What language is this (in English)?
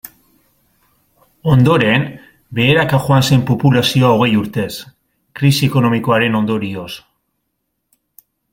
Basque